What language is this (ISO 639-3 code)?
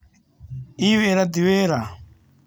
kik